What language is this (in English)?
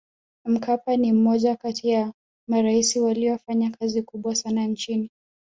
Swahili